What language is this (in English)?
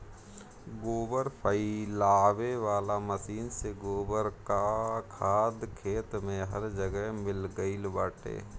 Bhojpuri